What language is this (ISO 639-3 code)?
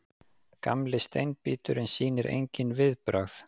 isl